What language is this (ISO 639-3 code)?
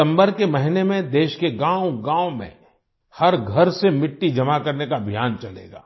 hin